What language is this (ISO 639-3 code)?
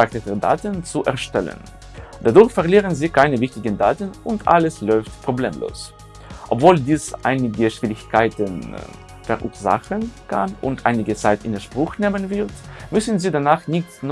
deu